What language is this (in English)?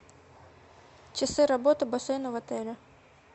Russian